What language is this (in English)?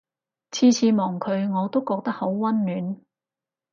Cantonese